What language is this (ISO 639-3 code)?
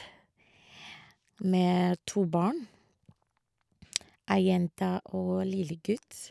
nor